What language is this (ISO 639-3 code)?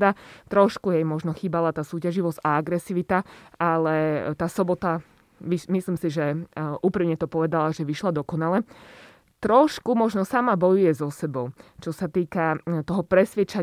slk